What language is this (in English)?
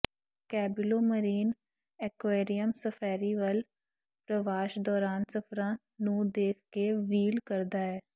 Punjabi